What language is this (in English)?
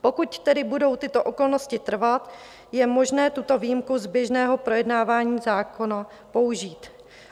Czech